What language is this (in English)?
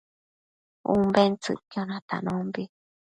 Matsés